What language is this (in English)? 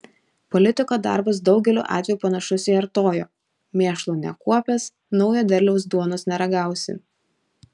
Lithuanian